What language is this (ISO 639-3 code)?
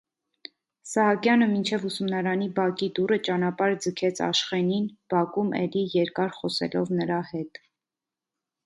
hye